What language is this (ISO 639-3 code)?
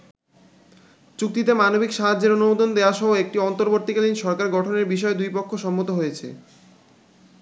ben